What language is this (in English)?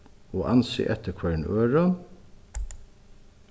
Faroese